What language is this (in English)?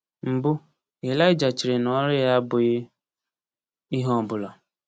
Igbo